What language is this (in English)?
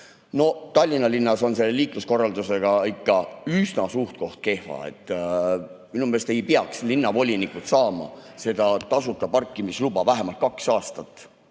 Estonian